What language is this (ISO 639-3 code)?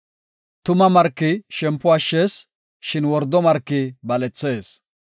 gof